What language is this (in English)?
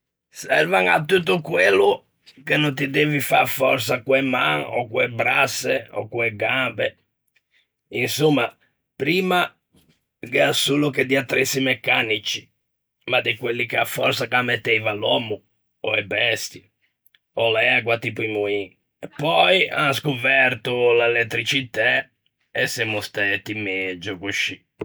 Ligurian